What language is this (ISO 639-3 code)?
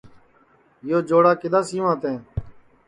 ssi